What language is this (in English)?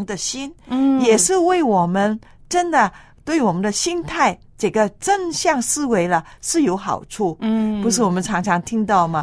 Chinese